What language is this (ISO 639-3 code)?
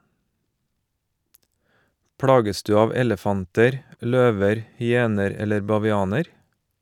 nor